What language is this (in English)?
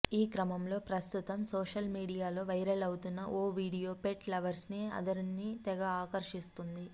Telugu